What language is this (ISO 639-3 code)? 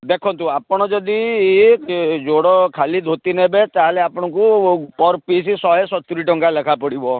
ori